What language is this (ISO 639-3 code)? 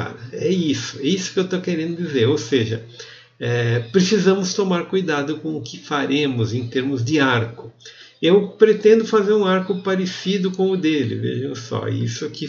por